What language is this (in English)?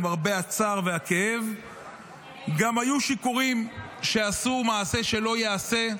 Hebrew